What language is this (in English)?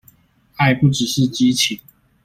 Chinese